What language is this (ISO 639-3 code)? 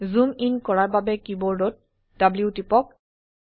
asm